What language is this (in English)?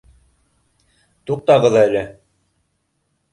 Bashkir